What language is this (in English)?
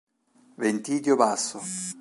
Italian